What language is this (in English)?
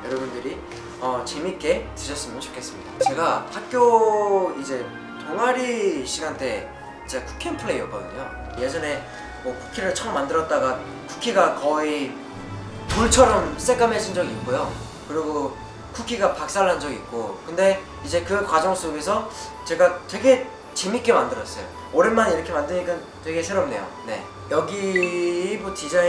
Korean